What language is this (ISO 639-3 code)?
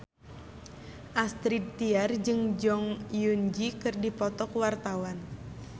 sun